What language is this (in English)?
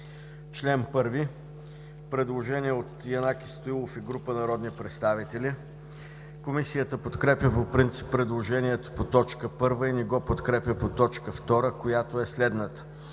Bulgarian